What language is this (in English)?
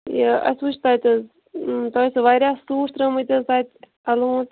Kashmiri